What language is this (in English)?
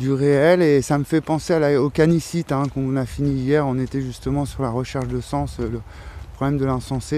French